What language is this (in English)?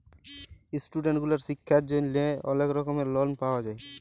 Bangla